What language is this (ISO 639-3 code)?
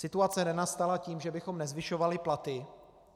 ces